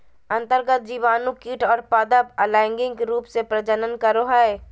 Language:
Magahi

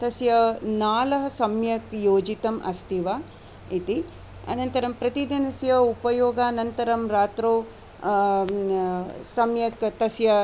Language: Sanskrit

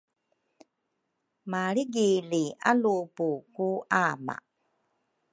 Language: Rukai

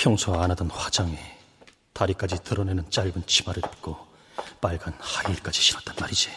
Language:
Korean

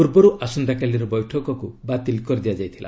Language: Odia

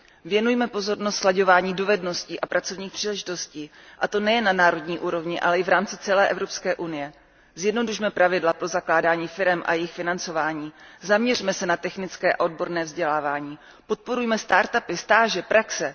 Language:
Czech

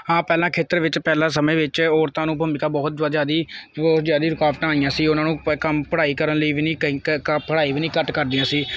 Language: Punjabi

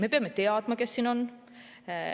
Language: Estonian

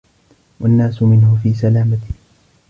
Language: Arabic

